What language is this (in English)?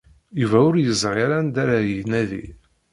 Kabyle